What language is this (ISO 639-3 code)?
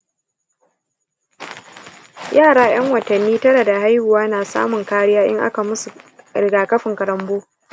hau